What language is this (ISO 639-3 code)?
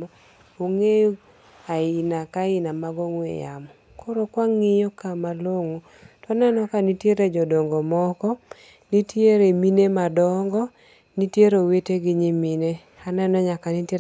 luo